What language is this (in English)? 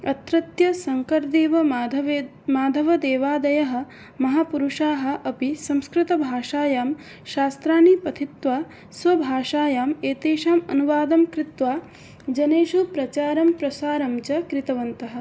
Sanskrit